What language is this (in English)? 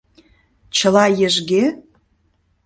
Mari